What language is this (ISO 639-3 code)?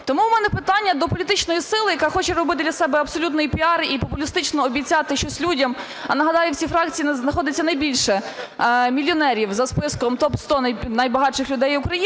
ukr